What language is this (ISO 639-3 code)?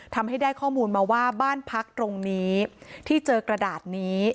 tha